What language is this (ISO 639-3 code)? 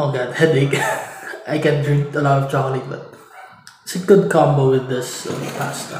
eng